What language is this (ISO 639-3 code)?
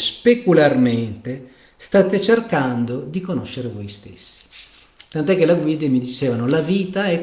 ita